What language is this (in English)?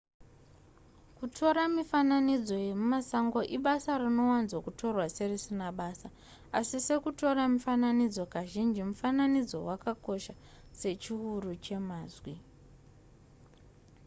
Shona